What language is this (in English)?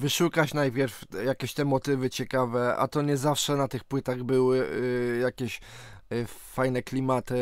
Polish